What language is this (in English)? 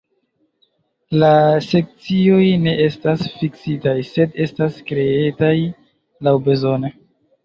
Esperanto